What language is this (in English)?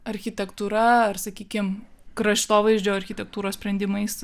Lithuanian